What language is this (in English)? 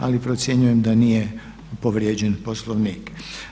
Croatian